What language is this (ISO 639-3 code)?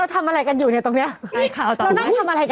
tha